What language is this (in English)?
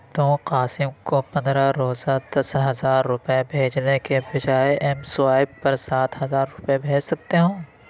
Urdu